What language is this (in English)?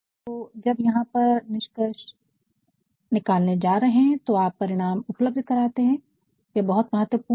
Hindi